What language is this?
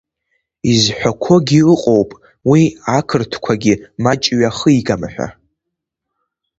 Abkhazian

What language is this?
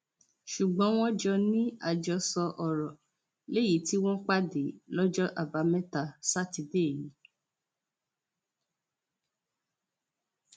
Yoruba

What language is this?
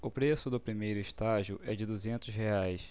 Portuguese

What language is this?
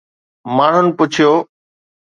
Sindhi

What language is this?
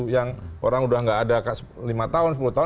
Indonesian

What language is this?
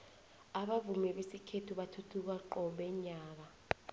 South Ndebele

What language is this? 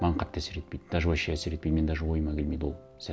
Kazakh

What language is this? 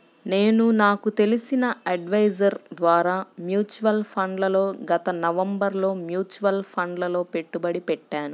Telugu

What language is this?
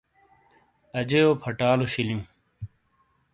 Shina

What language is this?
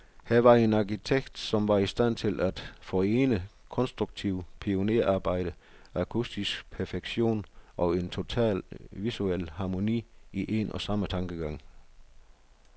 Danish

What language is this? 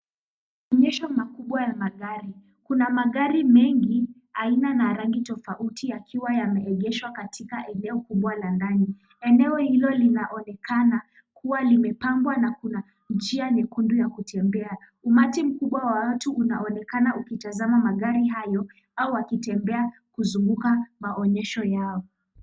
Swahili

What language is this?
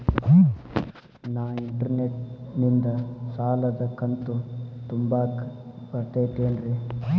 Kannada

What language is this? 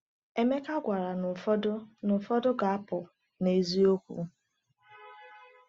Igbo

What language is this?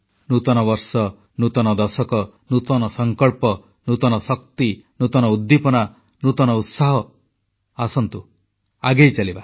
Odia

